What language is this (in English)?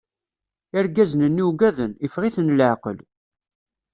Kabyle